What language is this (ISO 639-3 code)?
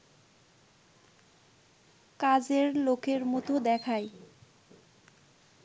ben